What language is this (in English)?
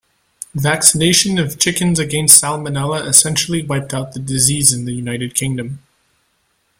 English